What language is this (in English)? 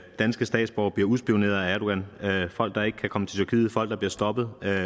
Danish